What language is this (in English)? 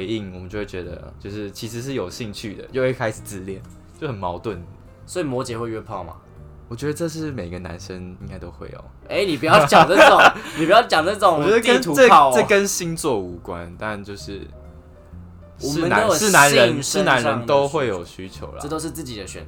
Chinese